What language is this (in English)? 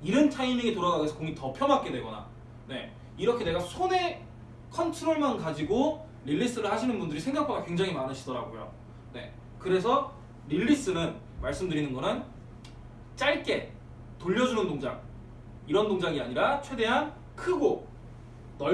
Korean